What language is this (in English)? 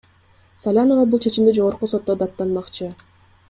Kyrgyz